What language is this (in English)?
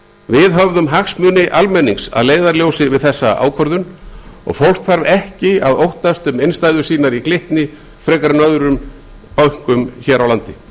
Icelandic